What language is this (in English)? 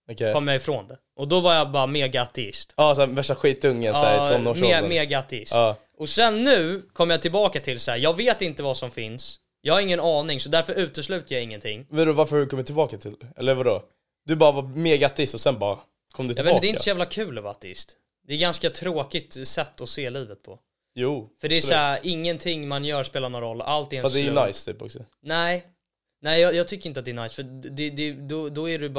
Swedish